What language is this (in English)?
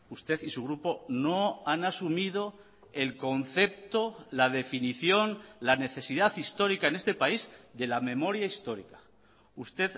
Spanish